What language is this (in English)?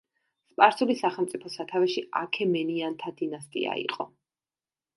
Georgian